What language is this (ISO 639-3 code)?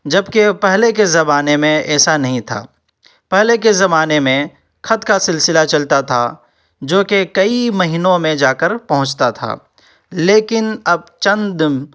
urd